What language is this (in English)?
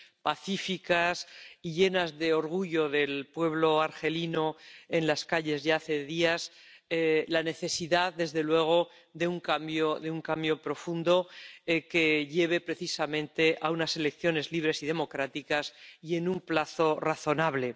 Spanish